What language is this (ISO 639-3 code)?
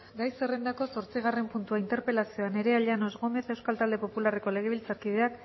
eus